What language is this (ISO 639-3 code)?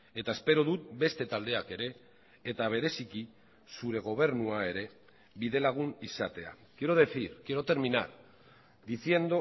eus